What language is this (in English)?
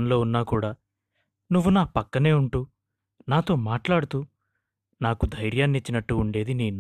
Telugu